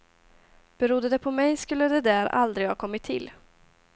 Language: Swedish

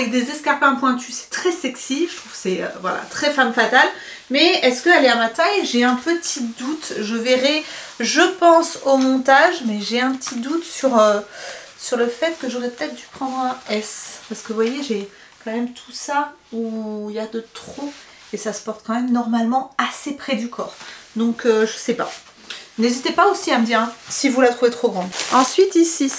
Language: French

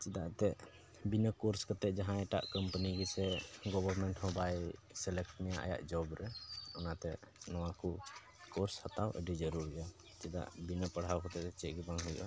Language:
Santali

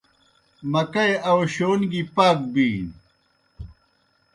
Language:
Kohistani Shina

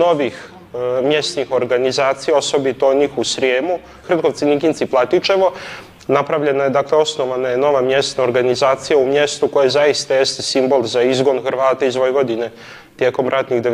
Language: Croatian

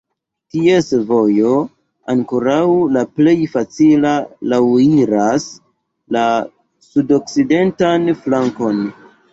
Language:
Esperanto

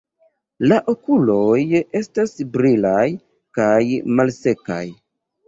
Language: Esperanto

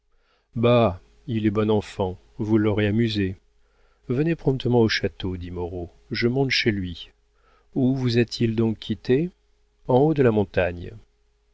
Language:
French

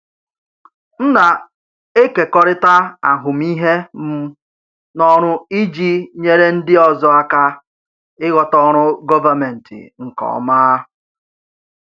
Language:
Igbo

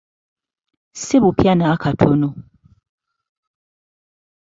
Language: Ganda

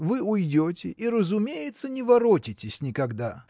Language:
Russian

